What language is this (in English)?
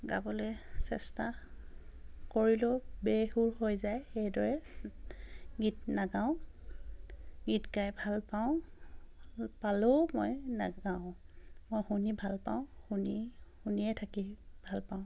Assamese